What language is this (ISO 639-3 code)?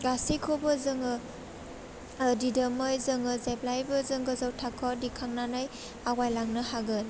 brx